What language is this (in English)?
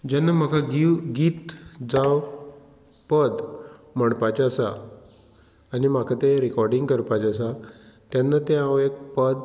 Konkani